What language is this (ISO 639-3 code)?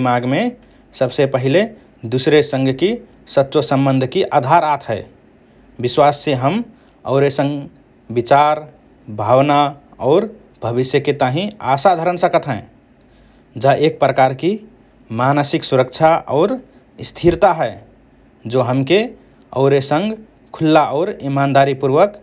thr